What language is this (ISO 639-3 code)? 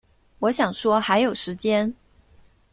zho